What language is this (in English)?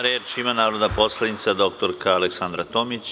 Serbian